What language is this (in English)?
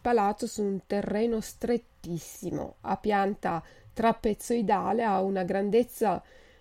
Italian